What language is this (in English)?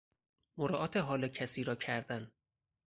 Persian